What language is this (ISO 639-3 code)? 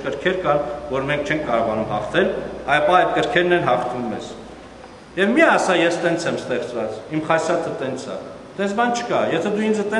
ron